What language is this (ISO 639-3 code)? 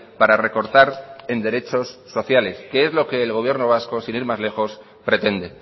spa